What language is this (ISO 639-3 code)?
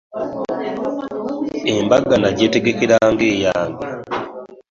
lug